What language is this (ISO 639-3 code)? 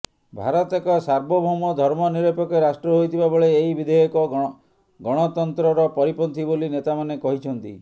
ori